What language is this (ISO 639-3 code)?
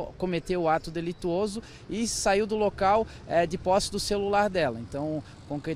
por